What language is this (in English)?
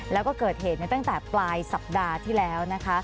Thai